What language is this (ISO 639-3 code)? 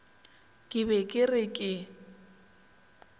nso